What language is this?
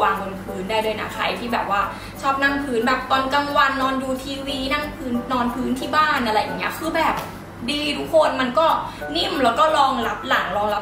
Thai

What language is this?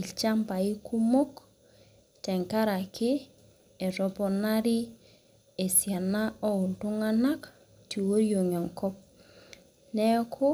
Masai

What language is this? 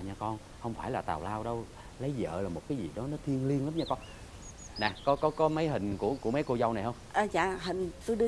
Vietnamese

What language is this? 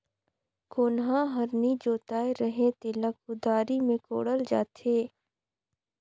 Chhattisgarhi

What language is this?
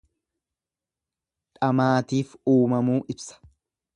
Oromo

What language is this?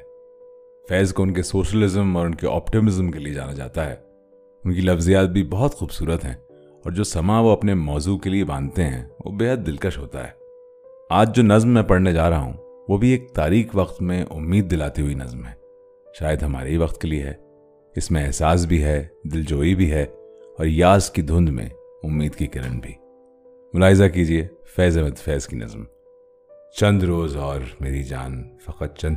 Urdu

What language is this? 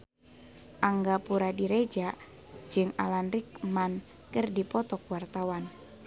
Sundanese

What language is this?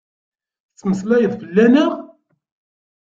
Kabyle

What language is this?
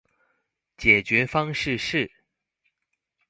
Chinese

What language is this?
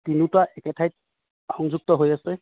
Assamese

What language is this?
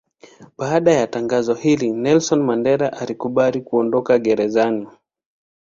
Swahili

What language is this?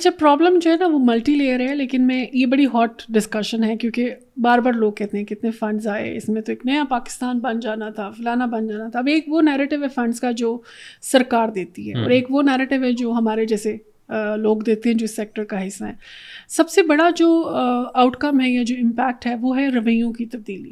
Urdu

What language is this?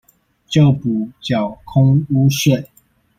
Chinese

